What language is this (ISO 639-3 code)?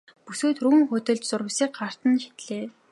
mon